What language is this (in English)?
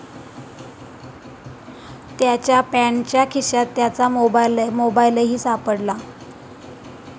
Marathi